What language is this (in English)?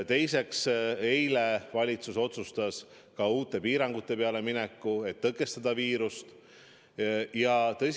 Estonian